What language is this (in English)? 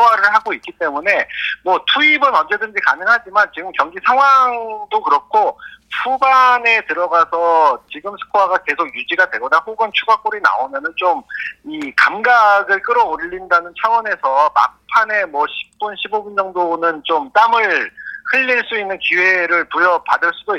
Korean